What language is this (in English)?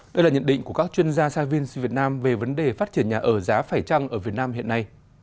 Vietnamese